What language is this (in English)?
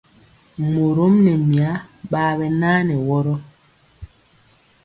Mpiemo